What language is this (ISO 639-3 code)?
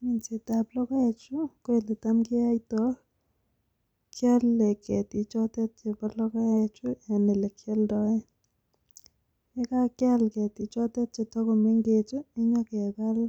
kln